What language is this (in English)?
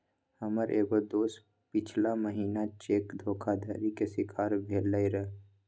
Magahi